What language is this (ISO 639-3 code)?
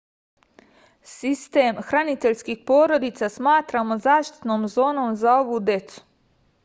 srp